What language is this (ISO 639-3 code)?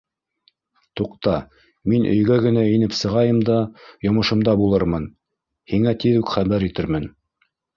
bak